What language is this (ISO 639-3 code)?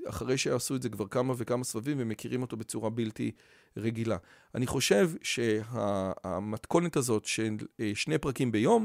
heb